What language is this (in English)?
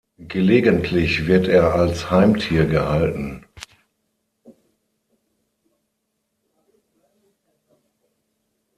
German